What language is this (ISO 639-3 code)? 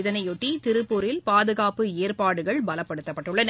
tam